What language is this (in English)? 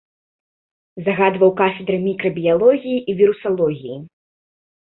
Belarusian